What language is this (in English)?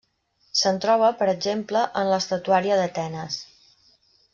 Catalan